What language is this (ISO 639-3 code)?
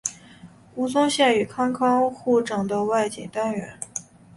zho